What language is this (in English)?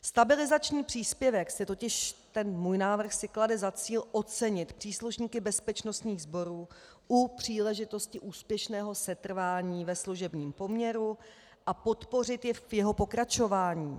Czech